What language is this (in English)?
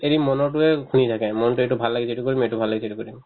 Assamese